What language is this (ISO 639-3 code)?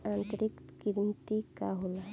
bho